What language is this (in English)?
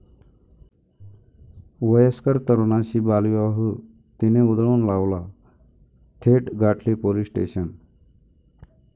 Marathi